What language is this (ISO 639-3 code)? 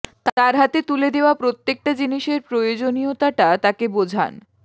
ben